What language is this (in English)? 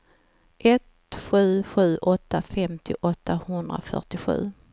Swedish